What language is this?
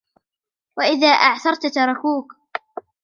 Arabic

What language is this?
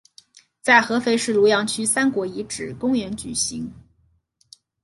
Chinese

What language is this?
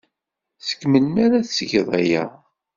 Kabyle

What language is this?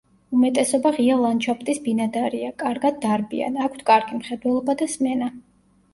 Georgian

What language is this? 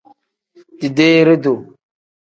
Tem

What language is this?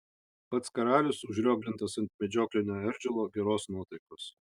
Lithuanian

